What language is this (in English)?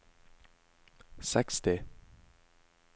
Norwegian